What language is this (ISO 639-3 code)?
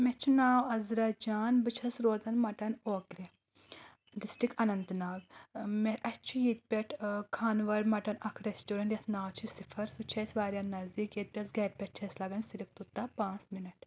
kas